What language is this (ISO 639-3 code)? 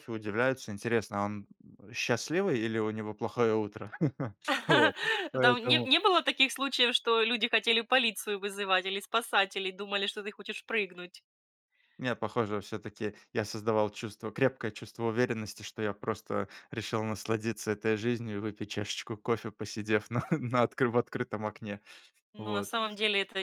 rus